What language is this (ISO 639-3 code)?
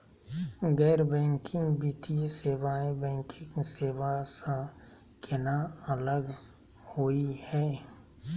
mag